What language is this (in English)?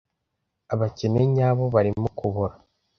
Kinyarwanda